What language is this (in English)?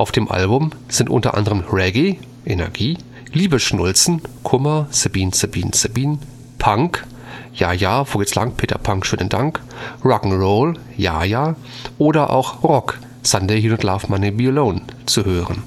German